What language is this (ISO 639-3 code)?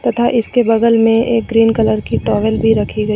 hin